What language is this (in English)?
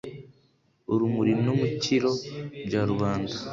Kinyarwanda